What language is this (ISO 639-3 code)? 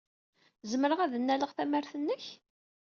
kab